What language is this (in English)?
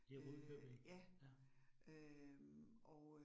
Danish